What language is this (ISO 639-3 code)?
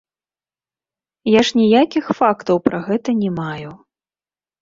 bel